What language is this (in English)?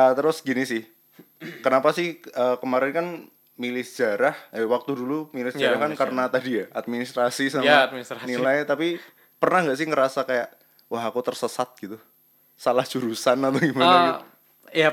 Indonesian